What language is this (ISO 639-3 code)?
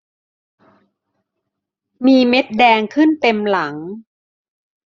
tha